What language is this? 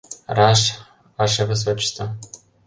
Mari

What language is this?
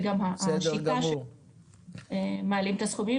Hebrew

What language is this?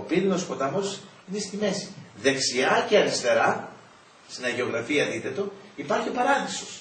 Greek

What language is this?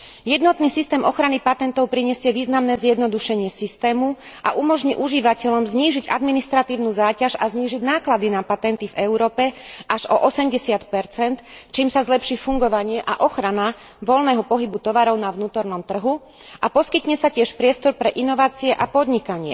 Slovak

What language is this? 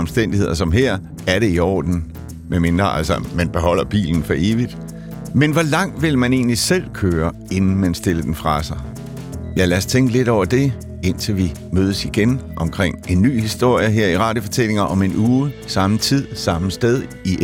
Danish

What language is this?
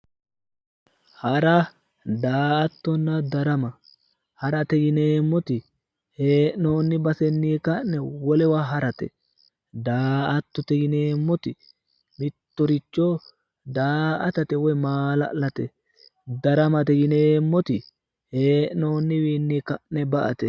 Sidamo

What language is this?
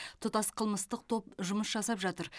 Kazakh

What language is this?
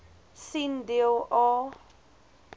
Afrikaans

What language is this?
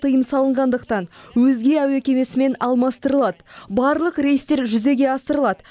Kazakh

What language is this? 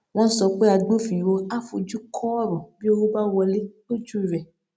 Yoruba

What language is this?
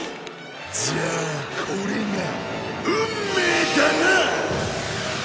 Japanese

